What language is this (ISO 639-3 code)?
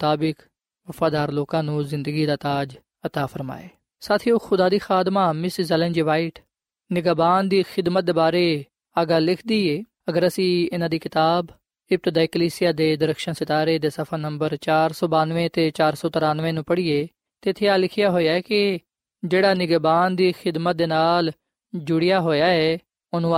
pan